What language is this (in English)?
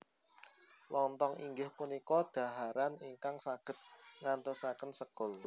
Javanese